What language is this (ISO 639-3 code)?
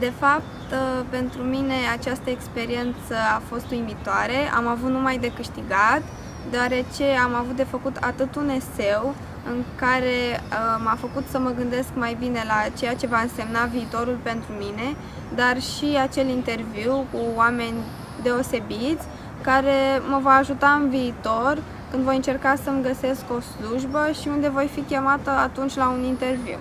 ron